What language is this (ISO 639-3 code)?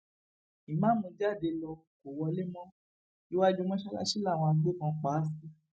yor